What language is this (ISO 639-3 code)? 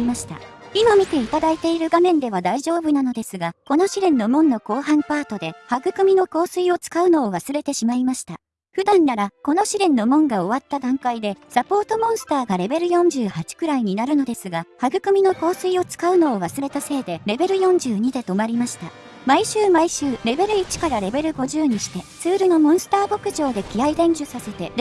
jpn